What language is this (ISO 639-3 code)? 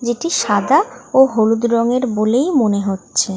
ben